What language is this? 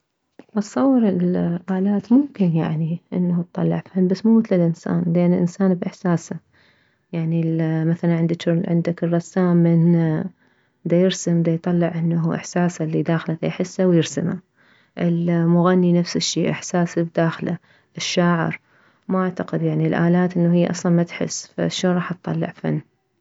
Mesopotamian Arabic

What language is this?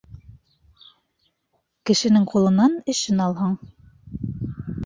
Bashkir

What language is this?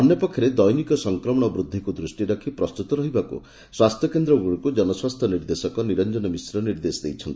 Odia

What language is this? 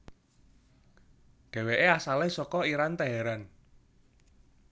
Javanese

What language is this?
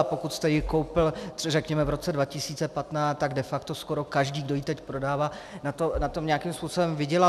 Czech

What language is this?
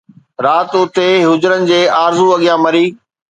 Sindhi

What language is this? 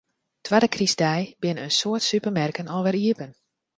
Western Frisian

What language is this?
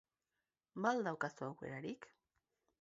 Basque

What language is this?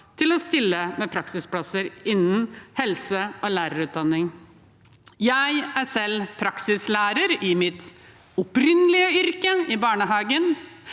Norwegian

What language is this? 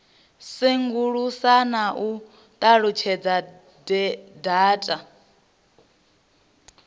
Venda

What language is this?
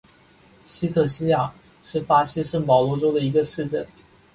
Chinese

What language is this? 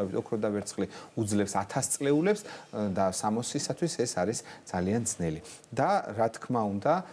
Romanian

